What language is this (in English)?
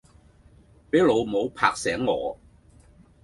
Cantonese